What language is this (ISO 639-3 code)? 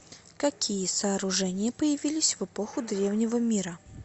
rus